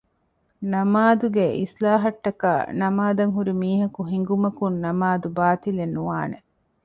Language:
Divehi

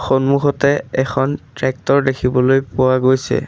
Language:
Assamese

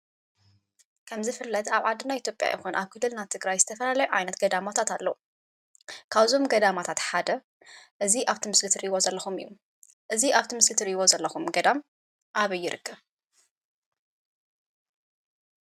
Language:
Tigrinya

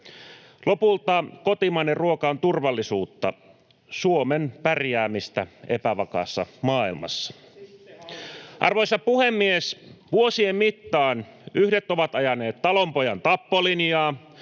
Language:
Finnish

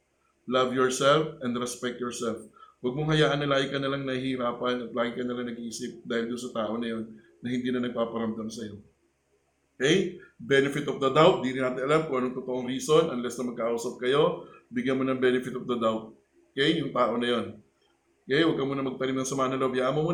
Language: Filipino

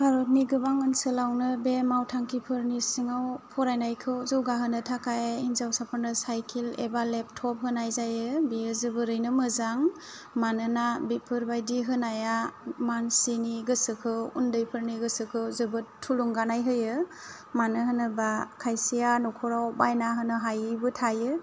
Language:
Bodo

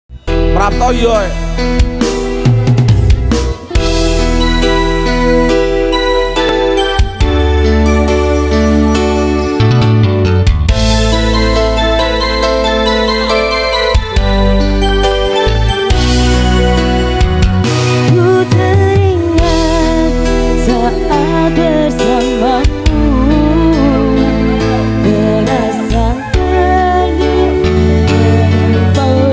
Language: Indonesian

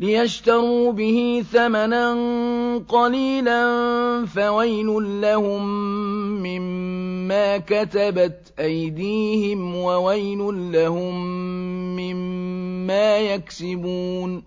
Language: Arabic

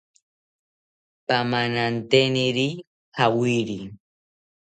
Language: South Ucayali Ashéninka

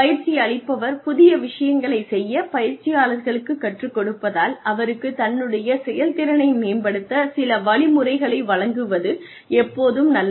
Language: Tamil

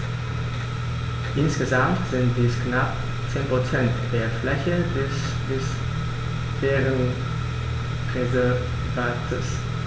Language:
German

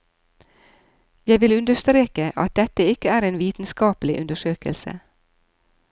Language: Norwegian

